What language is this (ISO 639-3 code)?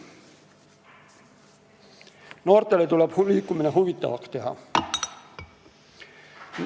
est